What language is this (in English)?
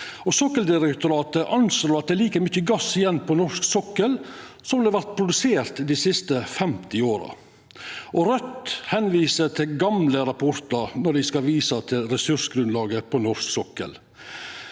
Norwegian